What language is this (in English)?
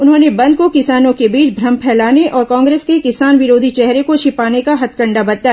Hindi